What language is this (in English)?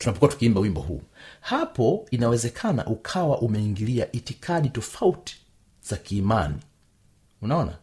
Swahili